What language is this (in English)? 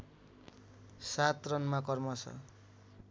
Nepali